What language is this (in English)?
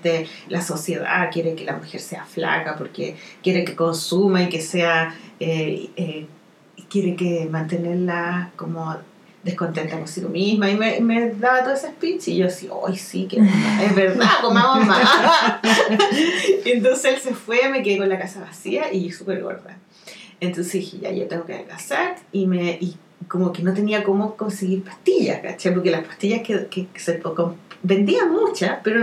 Spanish